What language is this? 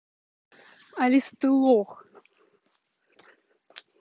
Russian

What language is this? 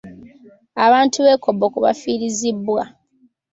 Ganda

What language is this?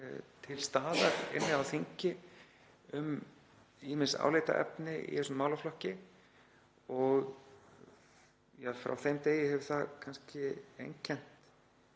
Icelandic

